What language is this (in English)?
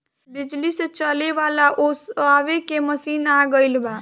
Bhojpuri